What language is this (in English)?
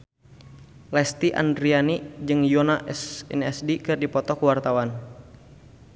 Sundanese